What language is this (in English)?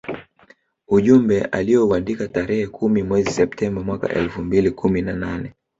Swahili